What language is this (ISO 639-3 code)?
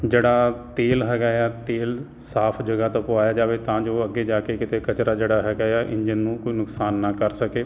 pan